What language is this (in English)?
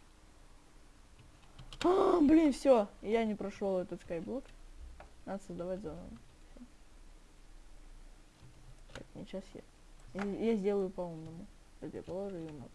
Russian